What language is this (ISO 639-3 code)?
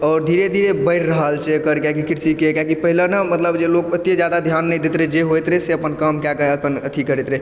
mai